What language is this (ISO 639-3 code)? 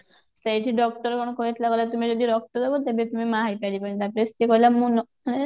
ori